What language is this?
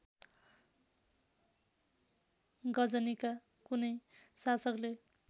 Nepali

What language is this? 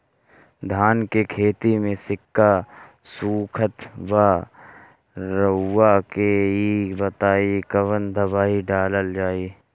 Bhojpuri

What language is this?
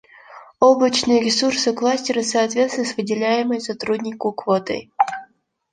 Russian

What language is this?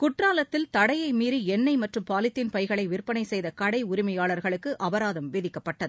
Tamil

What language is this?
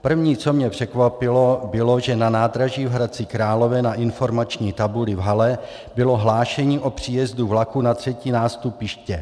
Czech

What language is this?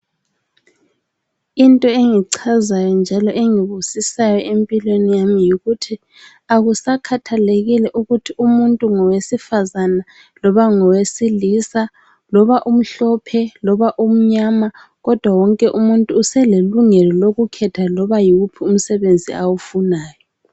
North Ndebele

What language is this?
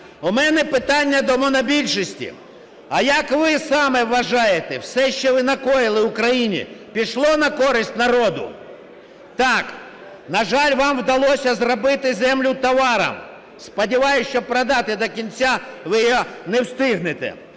Ukrainian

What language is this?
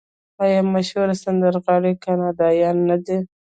Pashto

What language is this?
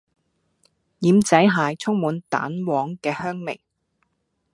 Cantonese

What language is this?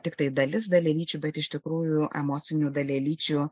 Lithuanian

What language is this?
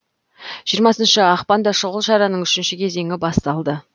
Kazakh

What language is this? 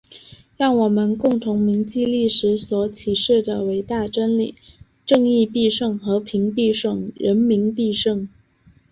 Chinese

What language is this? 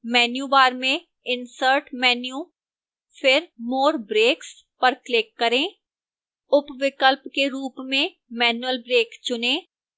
Hindi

